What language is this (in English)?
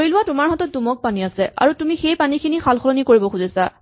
Assamese